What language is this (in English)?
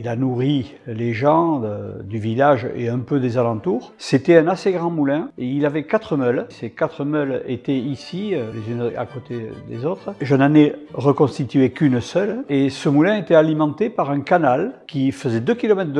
French